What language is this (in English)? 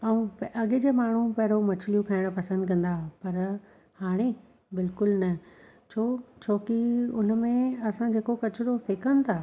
Sindhi